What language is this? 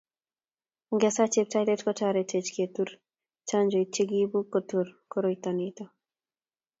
Kalenjin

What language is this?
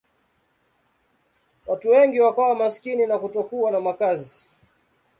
Swahili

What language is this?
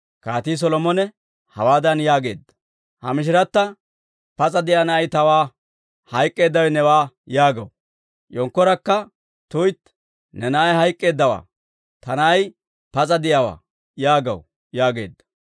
Dawro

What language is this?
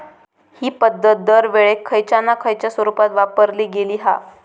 Marathi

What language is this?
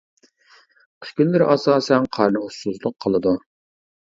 Uyghur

